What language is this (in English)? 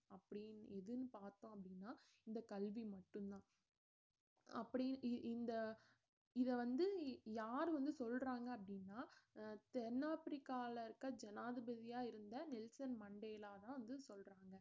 Tamil